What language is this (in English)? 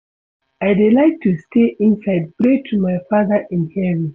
Nigerian Pidgin